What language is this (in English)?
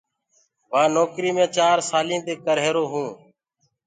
Gurgula